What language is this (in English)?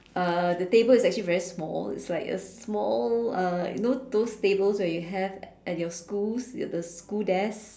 English